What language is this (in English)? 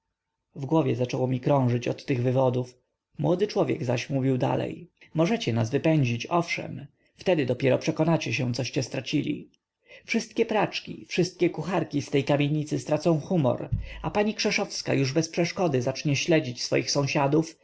Polish